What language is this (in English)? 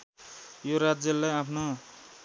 Nepali